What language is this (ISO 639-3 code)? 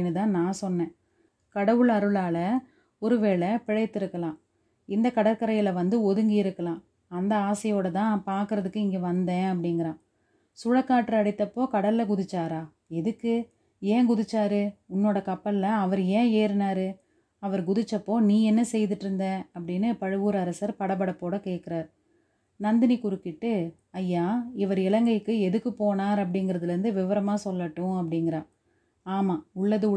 tam